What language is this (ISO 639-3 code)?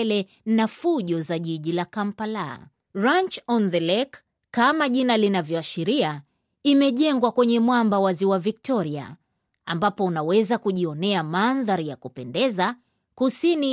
swa